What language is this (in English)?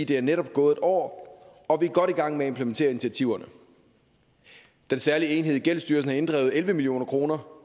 Danish